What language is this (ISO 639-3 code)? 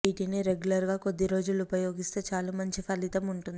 tel